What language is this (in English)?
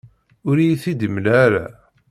Kabyle